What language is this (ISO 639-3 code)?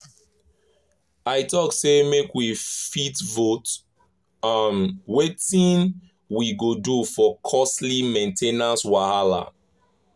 pcm